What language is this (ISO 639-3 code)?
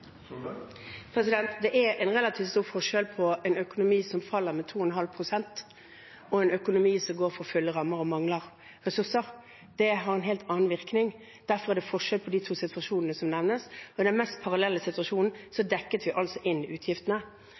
nor